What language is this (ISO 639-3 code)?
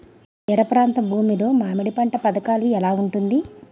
tel